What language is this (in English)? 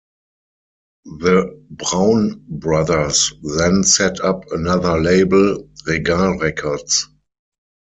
English